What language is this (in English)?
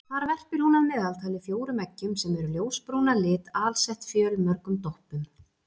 Icelandic